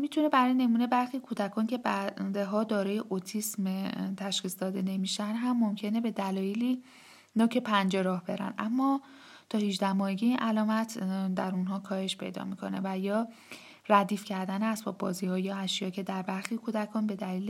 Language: Persian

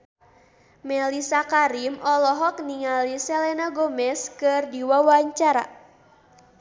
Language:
Sundanese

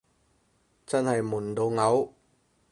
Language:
Cantonese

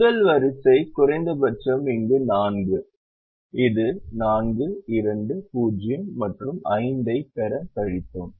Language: Tamil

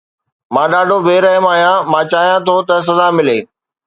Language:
Sindhi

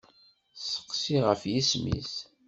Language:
Kabyle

